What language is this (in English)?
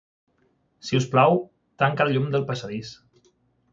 Catalan